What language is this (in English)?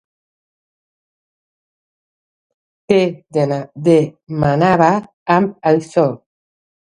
Catalan